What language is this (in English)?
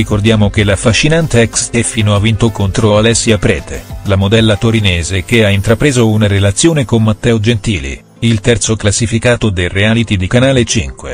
Italian